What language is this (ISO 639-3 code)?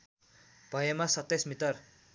nep